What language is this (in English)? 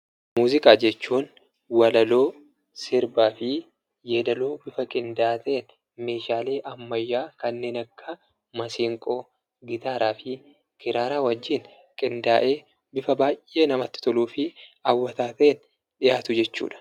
Oromo